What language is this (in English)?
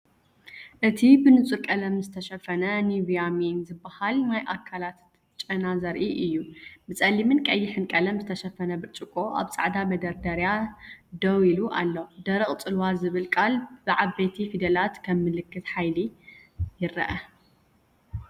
Tigrinya